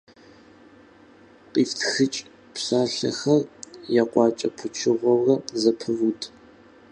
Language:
Kabardian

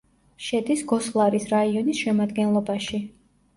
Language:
Georgian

